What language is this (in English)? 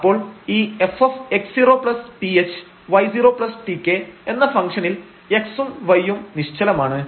Malayalam